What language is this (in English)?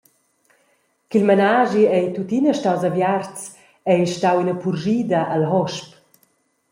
Romansh